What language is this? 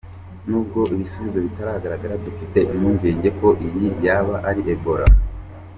Kinyarwanda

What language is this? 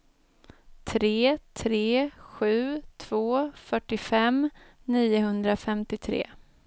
Swedish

